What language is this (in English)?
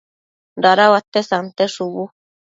Matsés